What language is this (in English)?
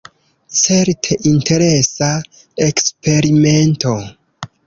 Esperanto